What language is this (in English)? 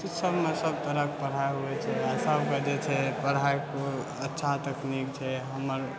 Maithili